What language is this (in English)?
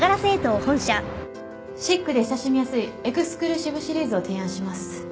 Japanese